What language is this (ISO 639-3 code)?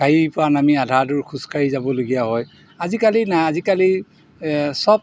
asm